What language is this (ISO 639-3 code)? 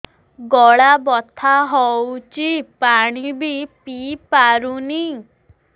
ori